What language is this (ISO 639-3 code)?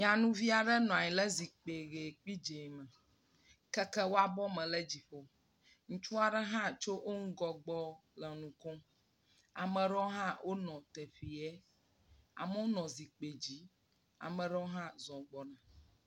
ewe